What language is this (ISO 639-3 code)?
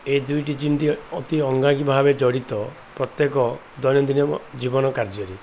ori